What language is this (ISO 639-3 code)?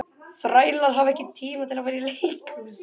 isl